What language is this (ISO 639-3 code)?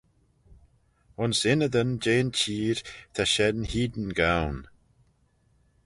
glv